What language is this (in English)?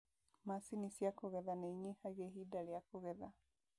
Kikuyu